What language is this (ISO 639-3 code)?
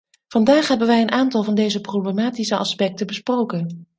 nld